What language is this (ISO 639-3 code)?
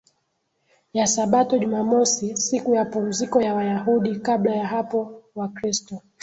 swa